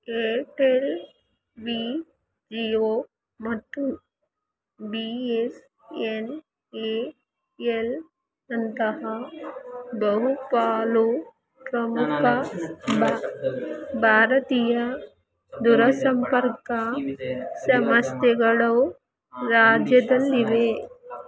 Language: Kannada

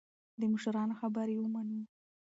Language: Pashto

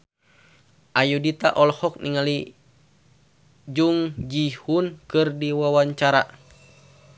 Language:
Sundanese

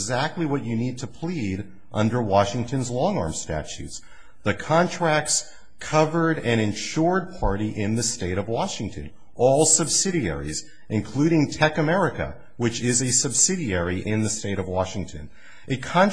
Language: English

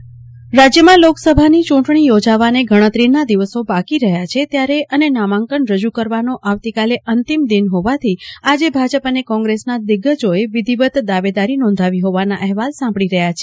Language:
Gujarati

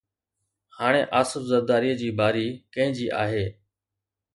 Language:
Sindhi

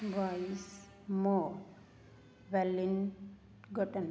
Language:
Punjabi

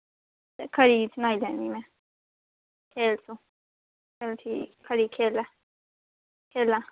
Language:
Dogri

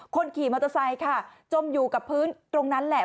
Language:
Thai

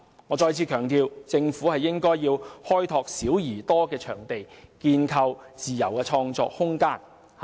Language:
Cantonese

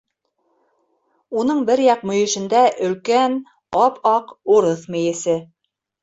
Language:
Bashkir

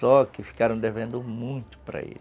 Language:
Portuguese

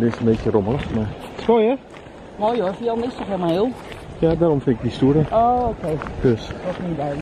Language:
Dutch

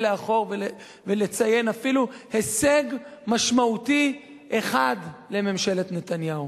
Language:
Hebrew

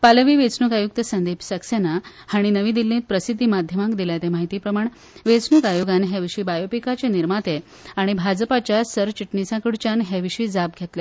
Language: Konkani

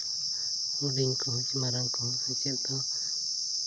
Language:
Santali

